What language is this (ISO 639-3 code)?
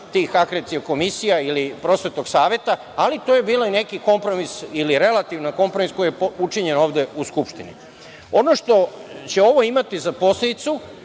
srp